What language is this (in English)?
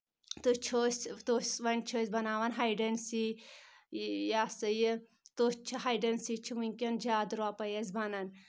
Kashmiri